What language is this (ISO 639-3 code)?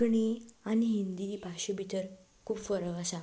kok